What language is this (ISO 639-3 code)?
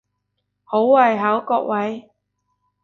yue